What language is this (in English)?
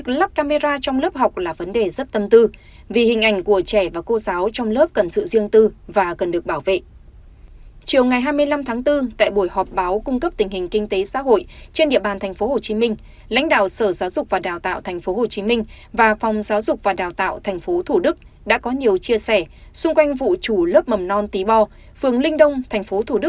Vietnamese